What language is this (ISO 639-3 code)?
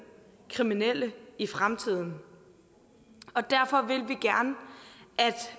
dan